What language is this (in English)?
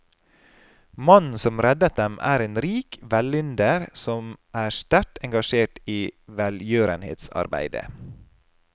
Norwegian